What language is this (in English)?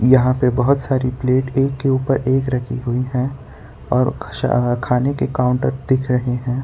Hindi